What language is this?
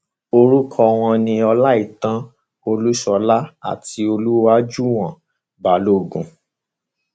Yoruba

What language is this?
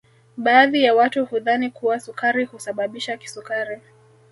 Swahili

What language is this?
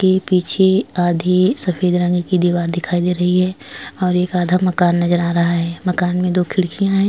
Hindi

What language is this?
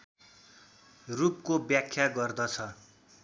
Nepali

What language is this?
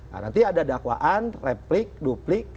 Indonesian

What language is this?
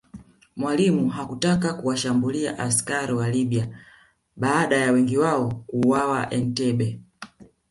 Swahili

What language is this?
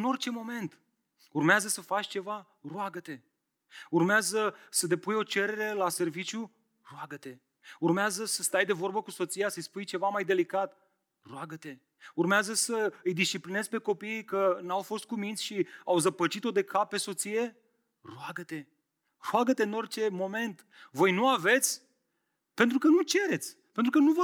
Romanian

